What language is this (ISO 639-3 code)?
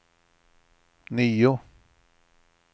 swe